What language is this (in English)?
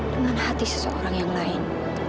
Indonesian